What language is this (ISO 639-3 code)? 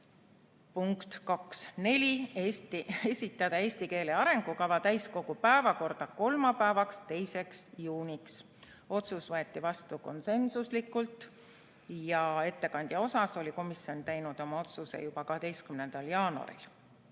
est